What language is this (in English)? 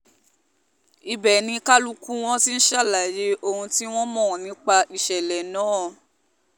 Yoruba